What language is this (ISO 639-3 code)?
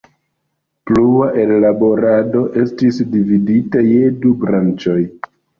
epo